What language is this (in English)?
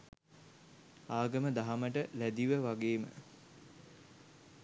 Sinhala